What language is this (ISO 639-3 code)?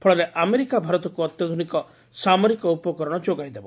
ori